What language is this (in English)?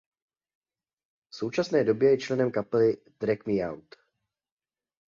Czech